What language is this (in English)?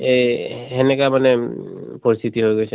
Assamese